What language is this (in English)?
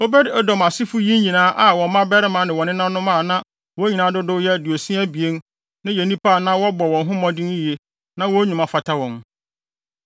Akan